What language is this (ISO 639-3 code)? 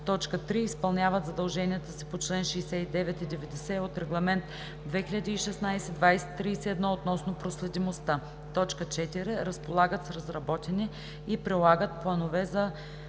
bul